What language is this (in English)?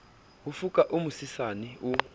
Southern Sotho